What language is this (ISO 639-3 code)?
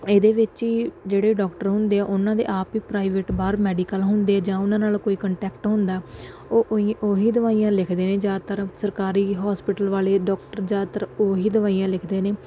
pan